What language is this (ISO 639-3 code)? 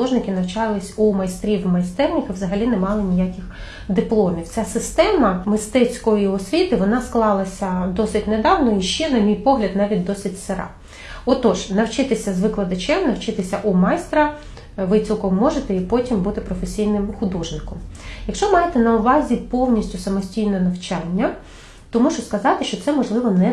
ukr